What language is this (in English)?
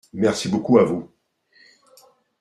French